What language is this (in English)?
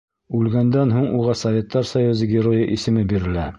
Bashkir